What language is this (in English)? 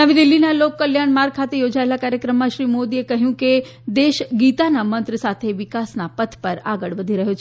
Gujarati